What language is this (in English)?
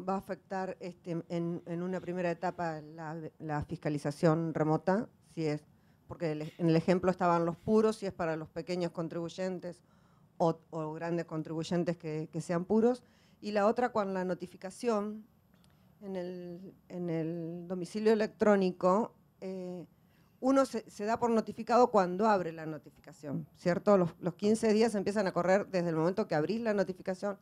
Spanish